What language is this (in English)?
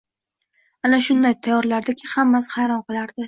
Uzbek